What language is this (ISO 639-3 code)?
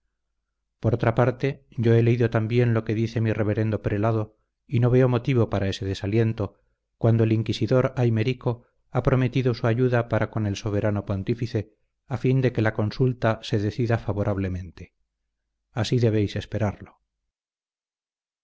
spa